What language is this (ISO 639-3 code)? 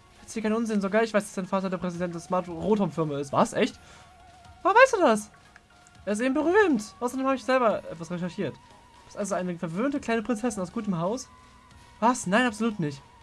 deu